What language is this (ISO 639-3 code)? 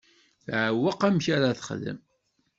kab